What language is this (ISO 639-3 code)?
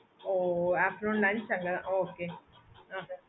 tam